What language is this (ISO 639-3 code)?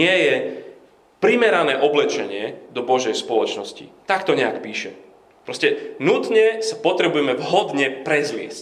slk